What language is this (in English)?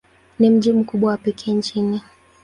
Swahili